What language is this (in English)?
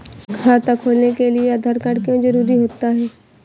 Hindi